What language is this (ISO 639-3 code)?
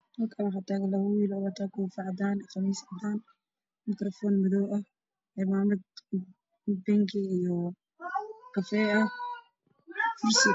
som